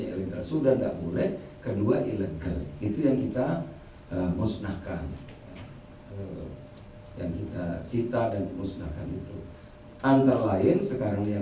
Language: Indonesian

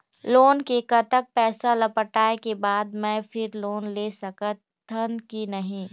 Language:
Chhattisgarhi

